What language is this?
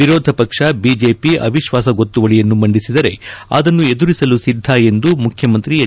Kannada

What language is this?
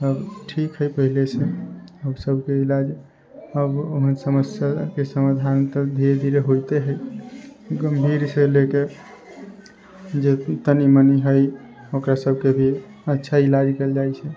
Maithili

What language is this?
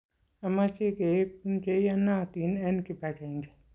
Kalenjin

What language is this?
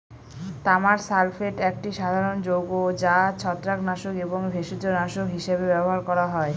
Bangla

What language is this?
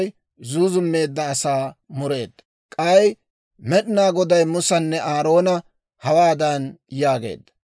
Dawro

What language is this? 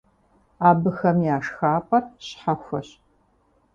Kabardian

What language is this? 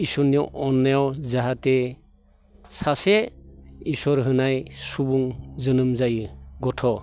Bodo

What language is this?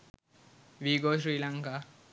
Sinhala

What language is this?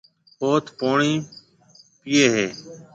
Marwari (Pakistan)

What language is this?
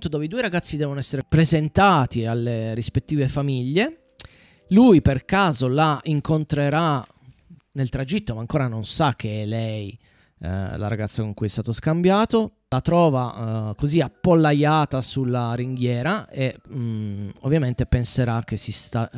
Italian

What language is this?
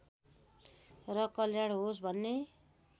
Nepali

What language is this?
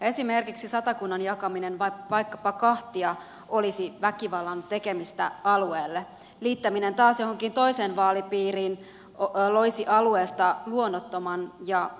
Finnish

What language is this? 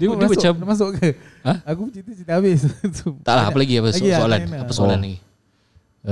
Malay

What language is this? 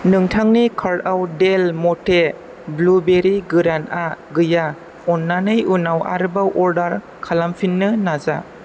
Bodo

